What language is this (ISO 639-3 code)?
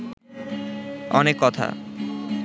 ben